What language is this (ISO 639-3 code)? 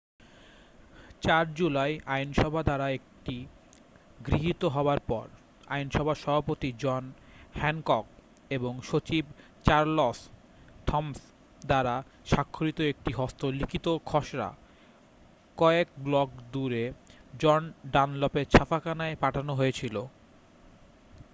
ben